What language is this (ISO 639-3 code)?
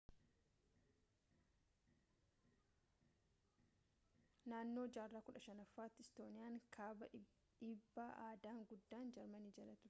orm